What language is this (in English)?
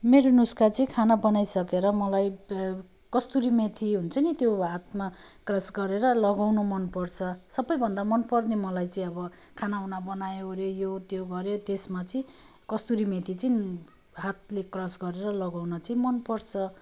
Nepali